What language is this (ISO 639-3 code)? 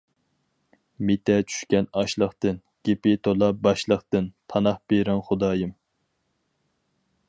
uig